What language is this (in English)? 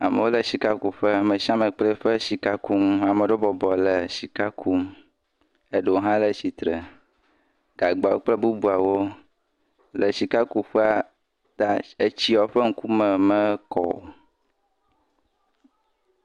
Ewe